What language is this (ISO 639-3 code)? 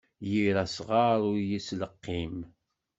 kab